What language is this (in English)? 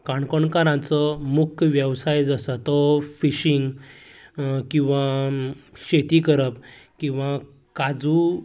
Konkani